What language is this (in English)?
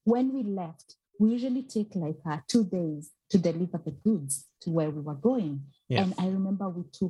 English